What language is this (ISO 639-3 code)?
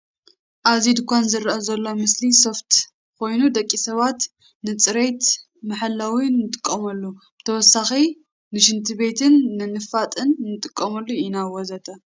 tir